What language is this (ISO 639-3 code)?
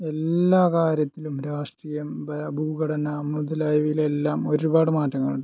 mal